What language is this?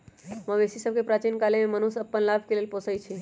Magahi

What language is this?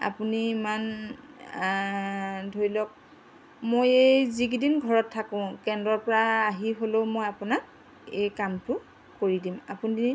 Assamese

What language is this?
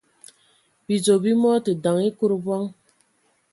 Ewondo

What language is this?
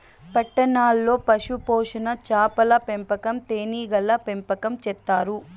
Telugu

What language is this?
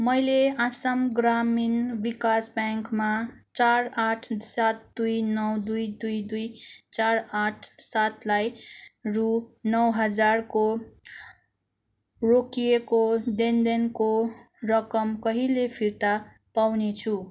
Nepali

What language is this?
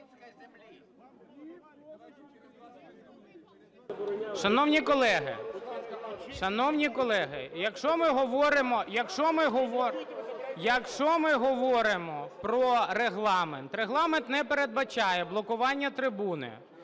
Ukrainian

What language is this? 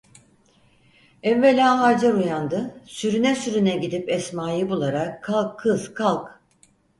Turkish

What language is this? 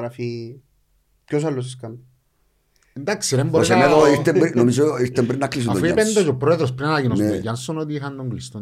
Greek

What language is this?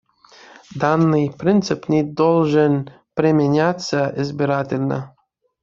Russian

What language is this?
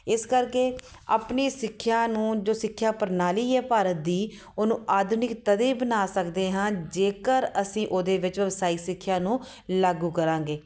Punjabi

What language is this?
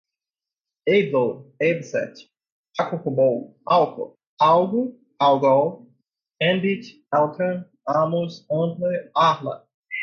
Portuguese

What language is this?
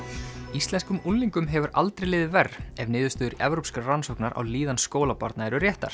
Icelandic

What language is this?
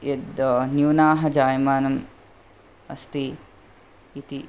Sanskrit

